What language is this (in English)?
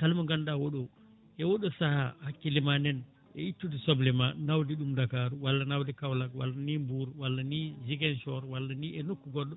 Fula